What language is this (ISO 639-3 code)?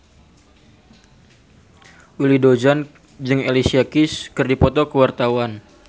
sun